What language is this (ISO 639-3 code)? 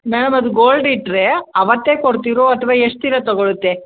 kan